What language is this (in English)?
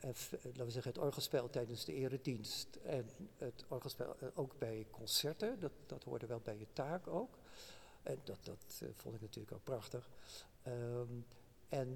Dutch